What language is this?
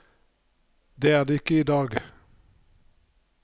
Norwegian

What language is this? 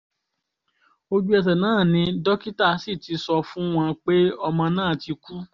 Yoruba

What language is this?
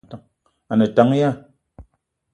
Eton (Cameroon)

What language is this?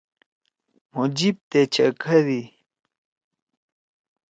Torwali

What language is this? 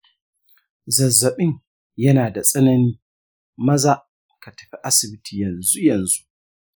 Hausa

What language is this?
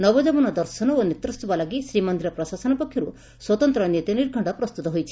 Odia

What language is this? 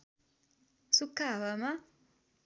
Nepali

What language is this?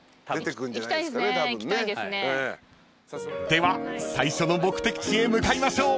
Japanese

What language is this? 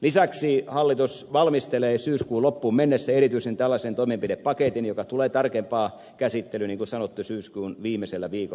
Finnish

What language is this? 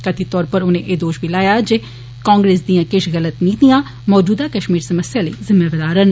Dogri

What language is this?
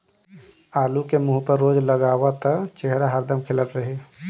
Bhojpuri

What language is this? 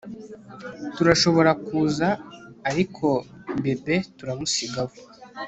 Kinyarwanda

